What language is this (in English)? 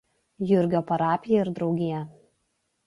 Lithuanian